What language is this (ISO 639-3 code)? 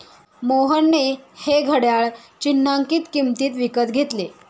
mar